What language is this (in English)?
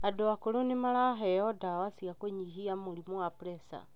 Kikuyu